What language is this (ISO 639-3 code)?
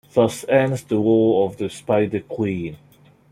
eng